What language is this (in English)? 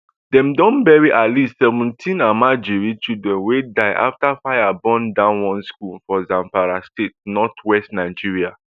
Nigerian Pidgin